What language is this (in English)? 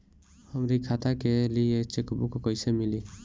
Bhojpuri